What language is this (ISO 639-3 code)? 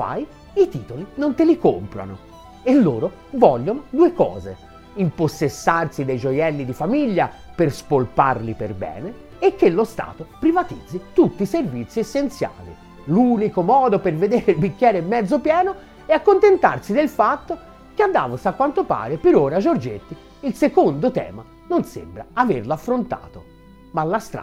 ita